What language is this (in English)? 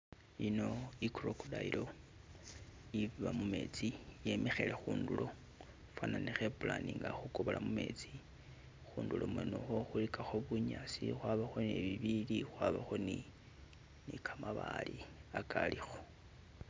Masaaba